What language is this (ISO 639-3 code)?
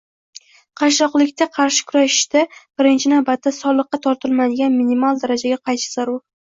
uzb